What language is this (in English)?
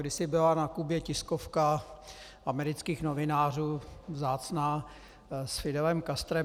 Czech